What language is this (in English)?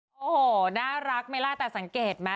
Thai